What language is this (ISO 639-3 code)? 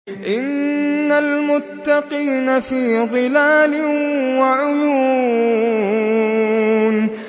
ara